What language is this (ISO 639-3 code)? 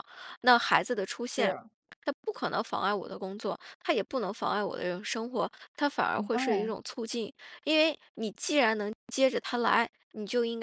zho